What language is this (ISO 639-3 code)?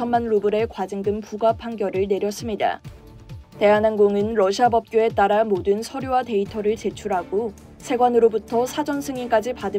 kor